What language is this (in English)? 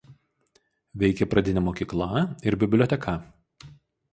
Lithuanian